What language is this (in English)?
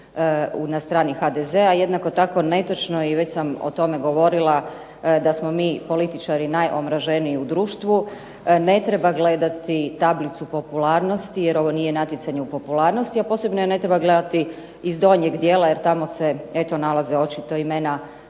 Croatian